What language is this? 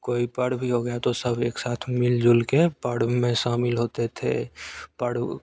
Hindi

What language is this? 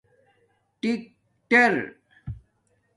Domaaki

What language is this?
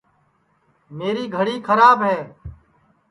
Sansi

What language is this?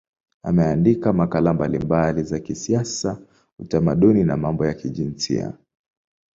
Swahili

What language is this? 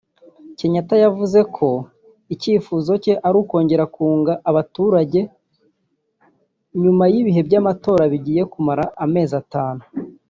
Kinyarwanda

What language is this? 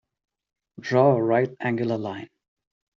English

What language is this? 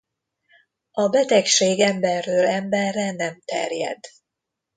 Hungarian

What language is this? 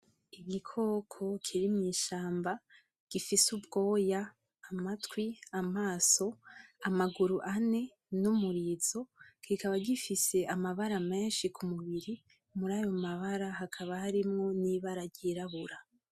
Rundi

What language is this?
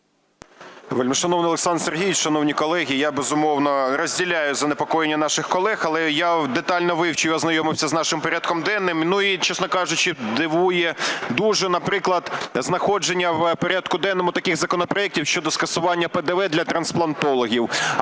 Ukrainian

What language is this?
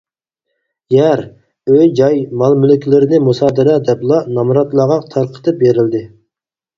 Uyghur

